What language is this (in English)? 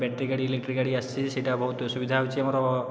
Odia